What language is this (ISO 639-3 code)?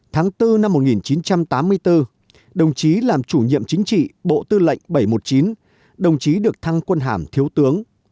vie